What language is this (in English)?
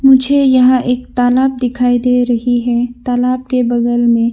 Hindi